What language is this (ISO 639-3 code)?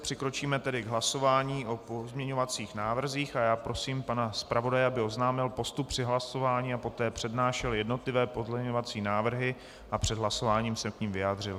ces